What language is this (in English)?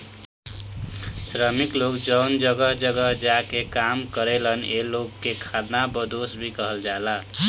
Bhojpuri